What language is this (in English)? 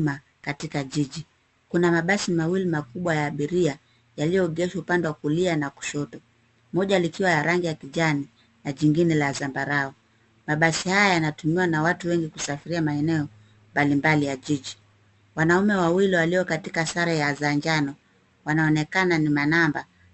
Swahili